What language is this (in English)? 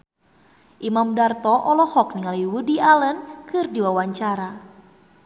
Sundanese